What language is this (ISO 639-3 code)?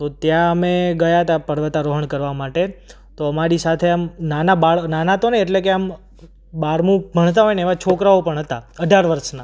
guj